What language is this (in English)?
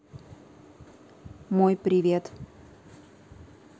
Russian